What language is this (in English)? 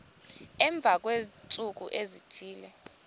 Xhosa